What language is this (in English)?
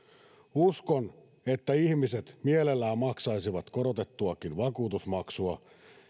Finnish